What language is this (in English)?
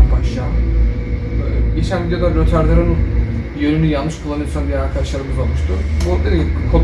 Turkish